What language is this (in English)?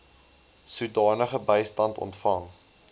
Afrikaans